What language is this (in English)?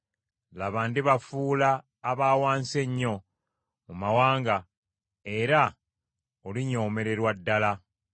Ganda